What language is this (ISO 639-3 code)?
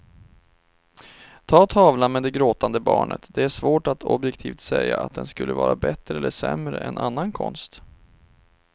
swe